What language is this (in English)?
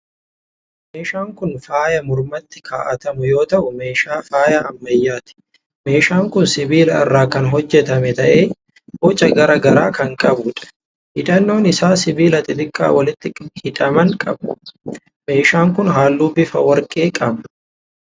Oromo